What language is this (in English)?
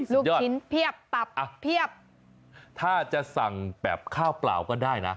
Thai